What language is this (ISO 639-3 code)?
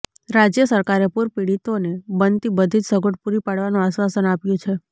guj